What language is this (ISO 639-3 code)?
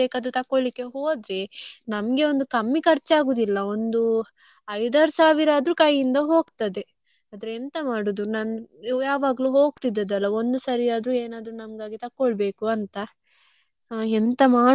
kan